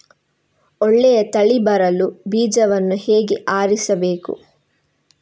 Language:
Kannada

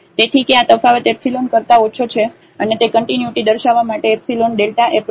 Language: Gujarati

